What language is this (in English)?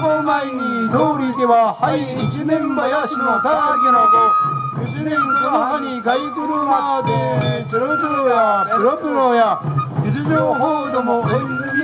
Japanese